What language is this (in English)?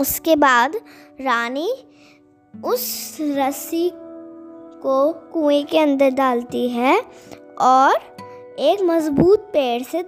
Hindi